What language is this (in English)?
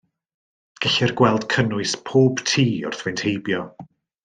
Welsh